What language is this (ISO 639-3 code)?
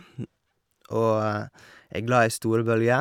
nor